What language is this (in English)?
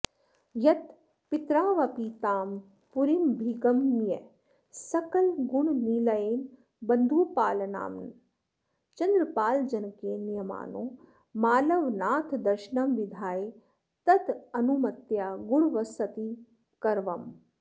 Sanskrit